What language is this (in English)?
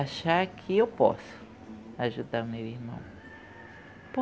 Portuguese